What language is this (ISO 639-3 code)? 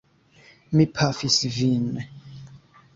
epo